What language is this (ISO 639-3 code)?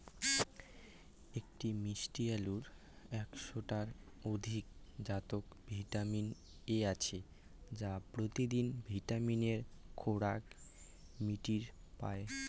ben